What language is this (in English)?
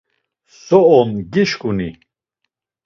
Laz